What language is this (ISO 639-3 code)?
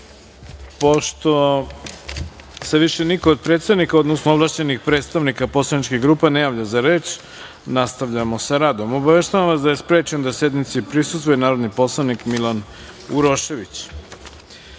srp